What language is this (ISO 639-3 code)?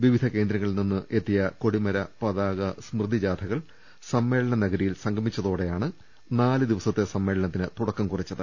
mal